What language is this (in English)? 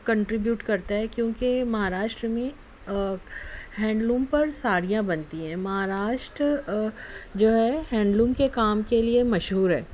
Urdu